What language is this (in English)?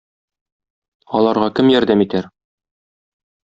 Tatar